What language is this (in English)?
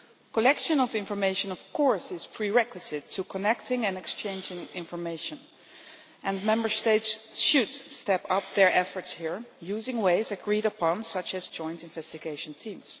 English